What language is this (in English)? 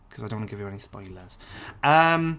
Welsh